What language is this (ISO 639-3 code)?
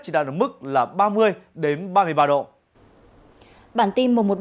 vie